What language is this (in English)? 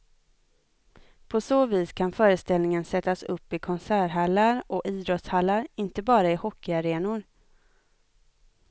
Swedish